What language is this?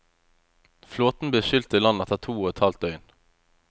Norwegian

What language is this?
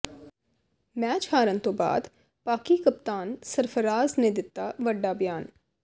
Punjabi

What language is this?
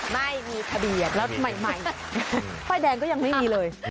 Thai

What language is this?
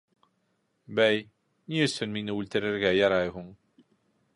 Bashkir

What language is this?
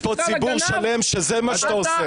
Hebrew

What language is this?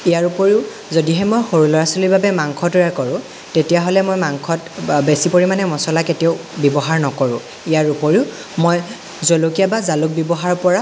Assamese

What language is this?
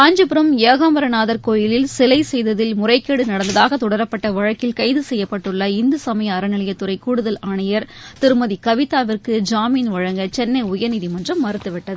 Tamil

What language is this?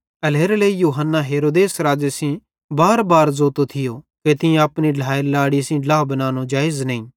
Bhadrawahi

